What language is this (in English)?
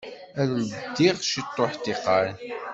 Kabyle